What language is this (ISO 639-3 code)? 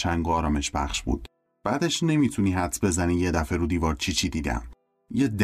fas